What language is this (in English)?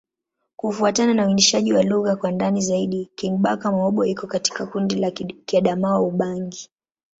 Swahili